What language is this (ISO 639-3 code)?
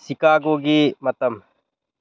mni